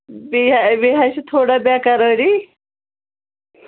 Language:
Kashmiri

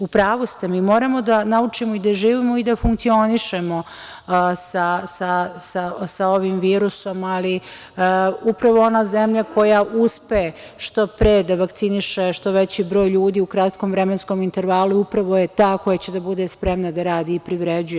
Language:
Serbian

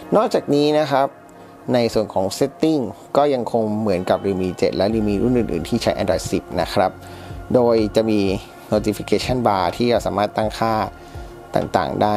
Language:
Thai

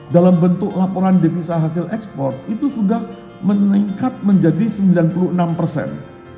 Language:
Indonesian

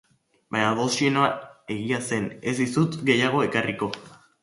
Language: Basque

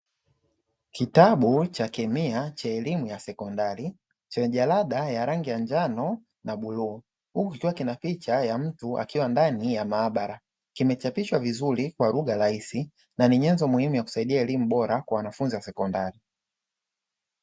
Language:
Swahili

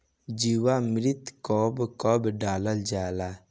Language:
Bhojpuri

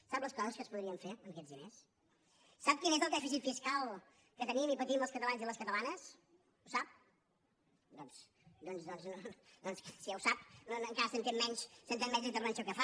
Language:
Catalan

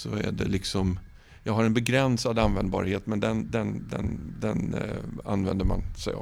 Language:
Swedish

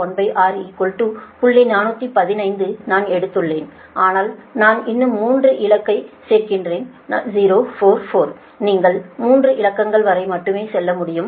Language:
Tamil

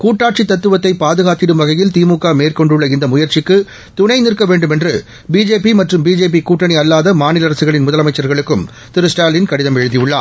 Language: Tamil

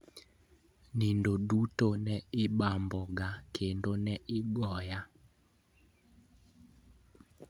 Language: Luo (Kenya and Tanzania)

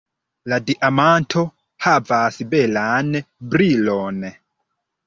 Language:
Esperanto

